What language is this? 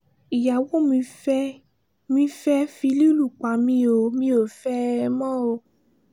Yoruba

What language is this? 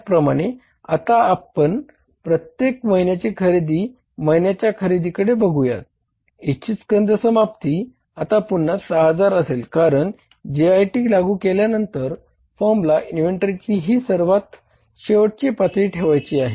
Marathi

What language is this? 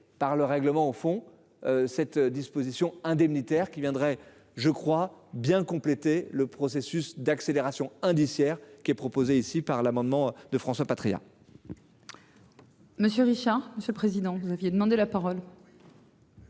French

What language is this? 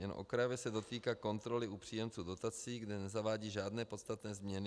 Czech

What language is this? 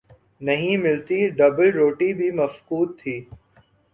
Urdu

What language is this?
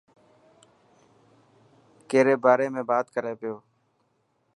Dhatki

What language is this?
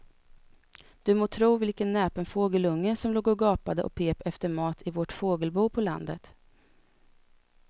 Swedish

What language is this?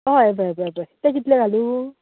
Konkani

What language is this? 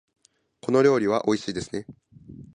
Japanese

